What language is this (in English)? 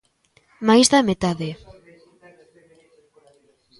Galician